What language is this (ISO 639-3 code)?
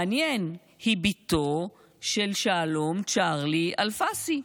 heb